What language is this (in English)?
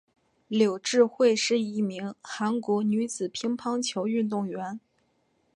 Chinese